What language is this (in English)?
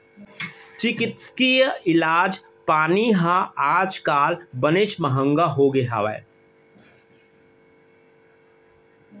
Chhattisgarhi